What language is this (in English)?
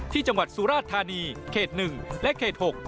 Thai